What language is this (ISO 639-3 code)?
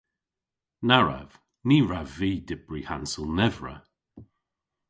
cor